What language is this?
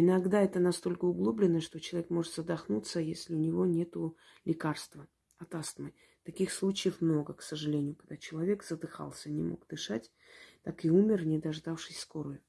Russian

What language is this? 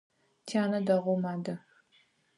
Adyghe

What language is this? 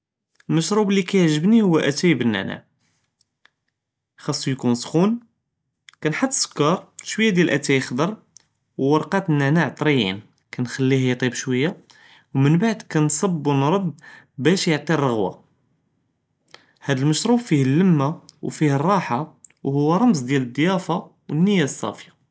Judeo-Arabic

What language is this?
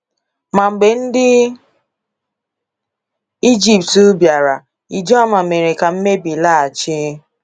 Igbo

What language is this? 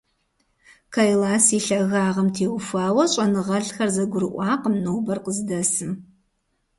Kabardian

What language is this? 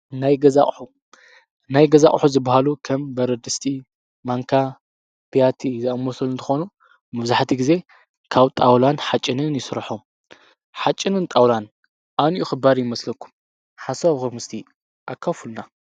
Tigrinya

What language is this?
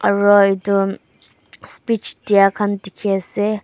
Naga Pidgin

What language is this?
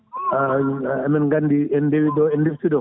Fula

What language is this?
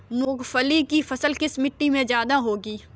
Hindi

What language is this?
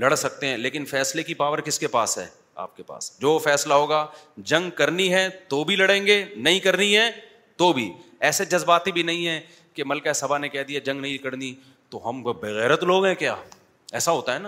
Urdu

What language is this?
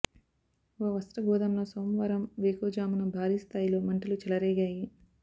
Telugu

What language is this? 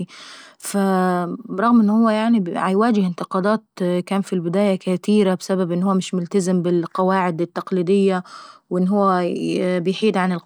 Saidi Arabic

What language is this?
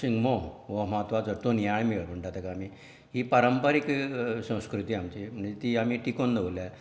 Konkani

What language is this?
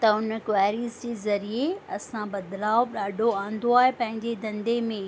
Sindhi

